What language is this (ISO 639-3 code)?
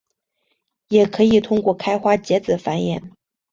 zho